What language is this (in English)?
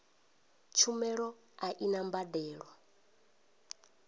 Venda